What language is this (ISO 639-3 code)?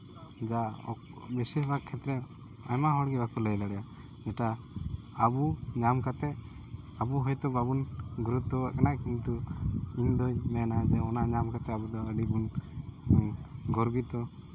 sat